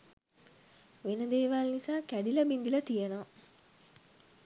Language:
Sinhala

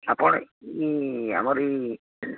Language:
Odia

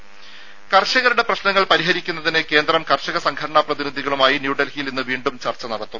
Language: Malayalam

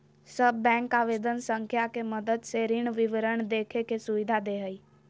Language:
Magahi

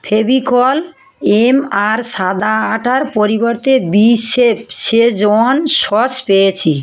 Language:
Bangla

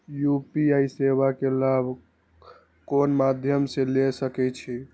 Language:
Maithili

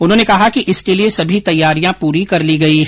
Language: Hindi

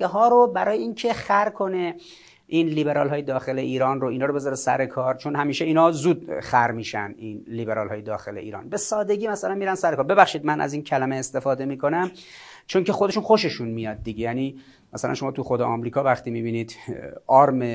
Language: Persian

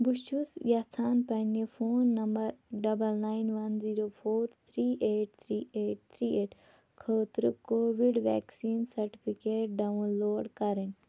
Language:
Kashmiri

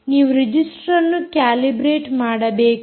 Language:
Kannada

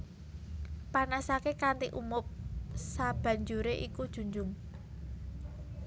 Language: Javanese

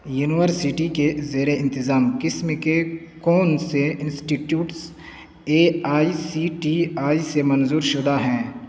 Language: Urdu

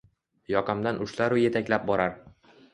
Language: Uzbek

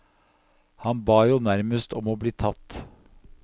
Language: Norwegian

